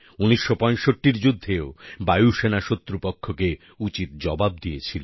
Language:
Bangla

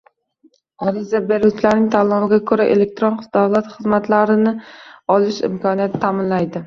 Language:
Uzbek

